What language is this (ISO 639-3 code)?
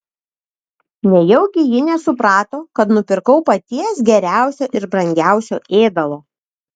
lit